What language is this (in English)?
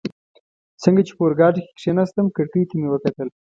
Pashto